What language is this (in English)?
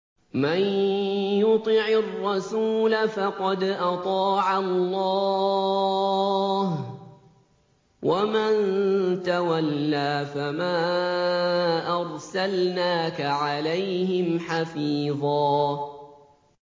Arabic